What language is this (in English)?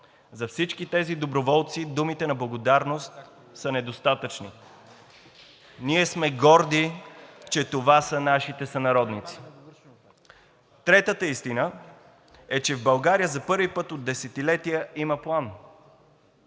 Bulgarian